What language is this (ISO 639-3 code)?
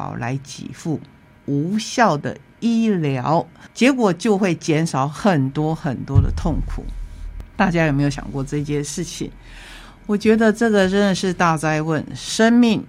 zho